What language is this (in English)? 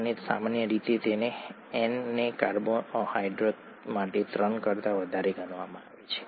Gujarati